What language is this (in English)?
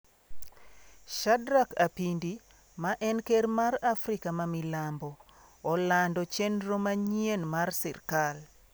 Luo (Kenya and Tanzania)